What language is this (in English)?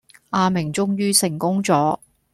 Cantonese